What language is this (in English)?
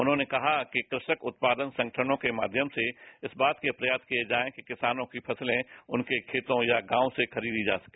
Hindi